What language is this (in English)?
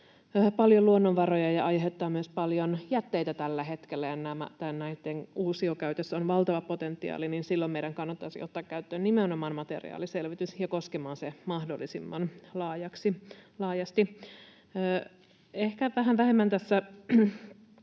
Finnish